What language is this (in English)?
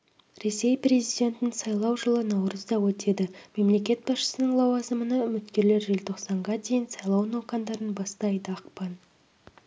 Kazakh